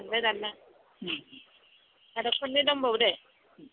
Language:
Bodo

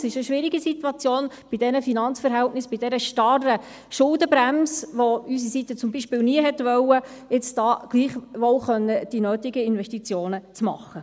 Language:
Swiss German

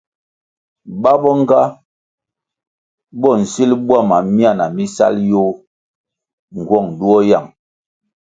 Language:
Kwasio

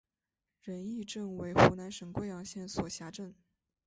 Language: Chinese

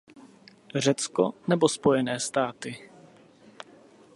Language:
Czech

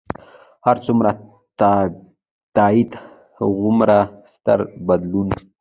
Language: Pashto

